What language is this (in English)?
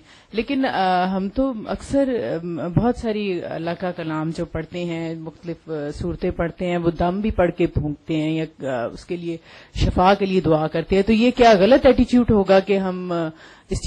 Urdu